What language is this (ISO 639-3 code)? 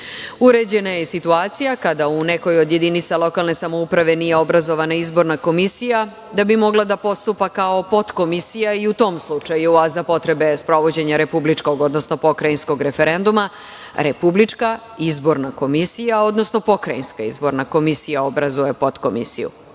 srp